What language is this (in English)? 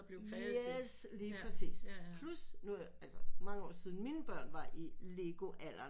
Danish